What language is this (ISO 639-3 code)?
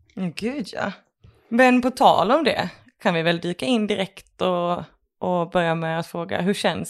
swe